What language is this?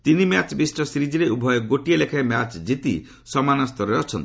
Odia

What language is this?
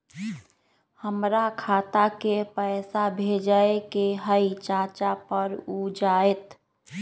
Magahi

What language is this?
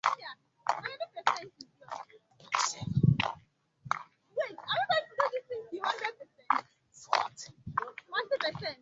Igbo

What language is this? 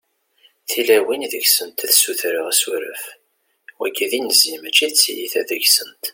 Kabyle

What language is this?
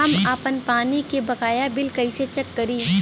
Bhojpuri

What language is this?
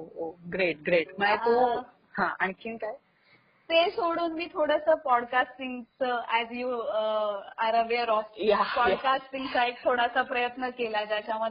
Marathi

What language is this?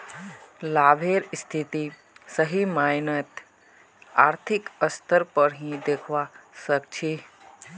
Magahi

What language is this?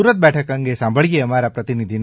Gujarati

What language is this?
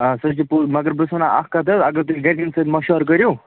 Kashmiri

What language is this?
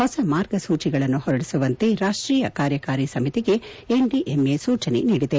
Kannada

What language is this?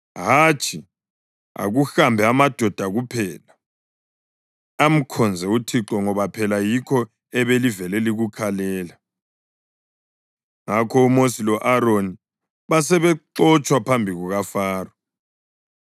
North Ndebele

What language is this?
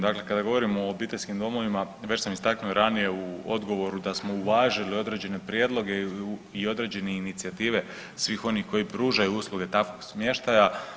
Croatian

